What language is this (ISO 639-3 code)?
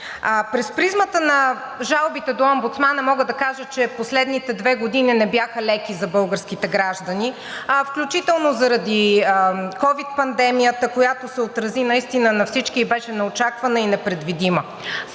bul